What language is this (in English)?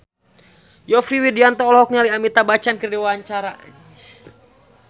Sundanese